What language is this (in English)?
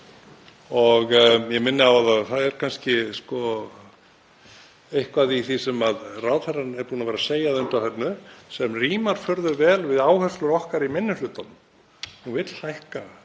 Icelandic